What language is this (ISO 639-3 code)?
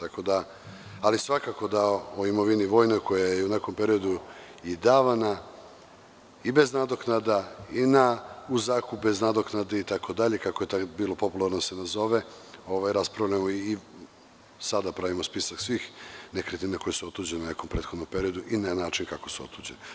srp